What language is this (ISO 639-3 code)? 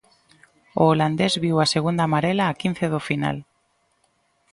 glg